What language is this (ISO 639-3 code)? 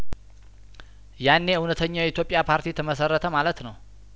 amh